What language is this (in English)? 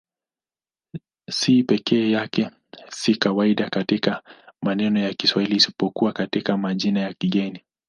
Swahili